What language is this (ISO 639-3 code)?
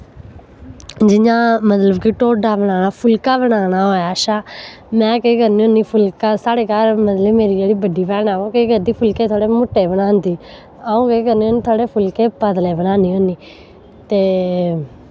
doi